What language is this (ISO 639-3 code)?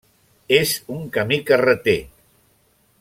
cat